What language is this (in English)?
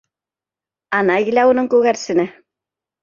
Bashkir